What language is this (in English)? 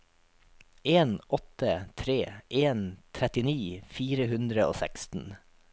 Norwegian